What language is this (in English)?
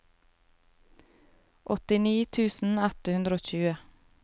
Norwegian